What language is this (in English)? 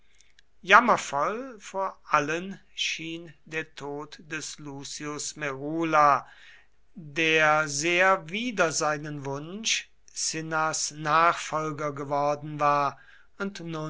German